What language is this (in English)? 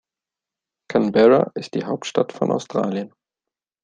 German